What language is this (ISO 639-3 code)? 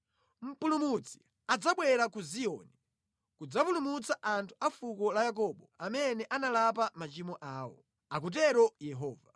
nya